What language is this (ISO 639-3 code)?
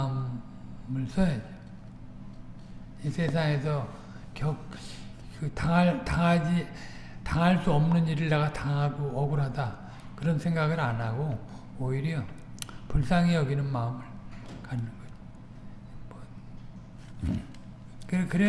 kor